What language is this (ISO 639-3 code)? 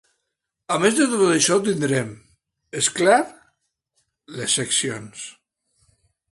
cat